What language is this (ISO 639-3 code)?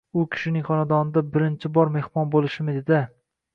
uzb